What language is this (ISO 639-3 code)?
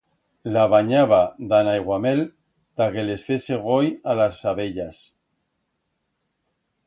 arg